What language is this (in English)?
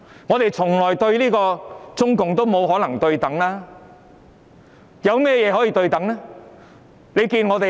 Cantonese